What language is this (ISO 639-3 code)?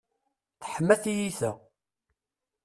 kab